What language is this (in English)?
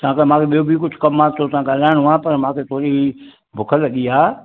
Sindhi